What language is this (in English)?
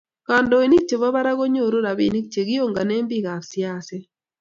Kalenjin